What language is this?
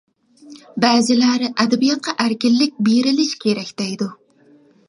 Uyghur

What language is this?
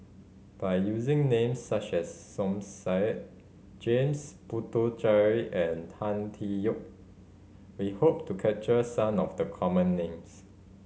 English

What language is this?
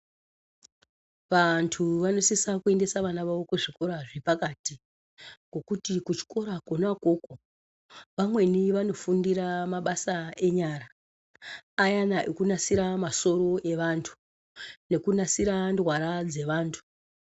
Ndau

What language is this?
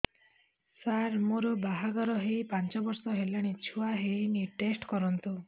Odia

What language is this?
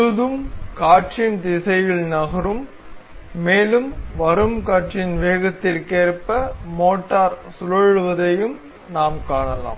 Tamil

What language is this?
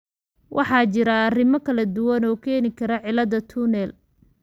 Somali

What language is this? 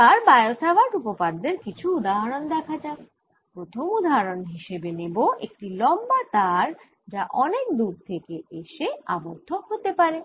Bangla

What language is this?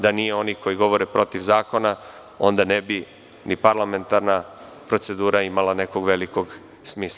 Serbian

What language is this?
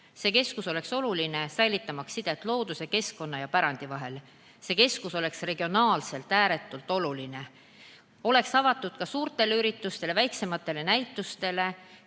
Estonian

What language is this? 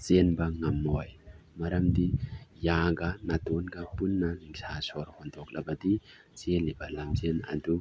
Manipuri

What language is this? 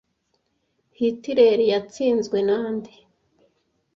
Kinyarwanda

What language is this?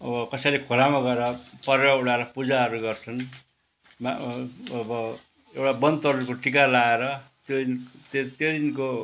Nepali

